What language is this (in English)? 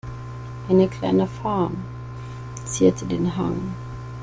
German